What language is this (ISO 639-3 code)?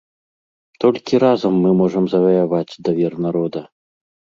bel